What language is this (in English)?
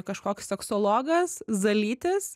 Lithuanian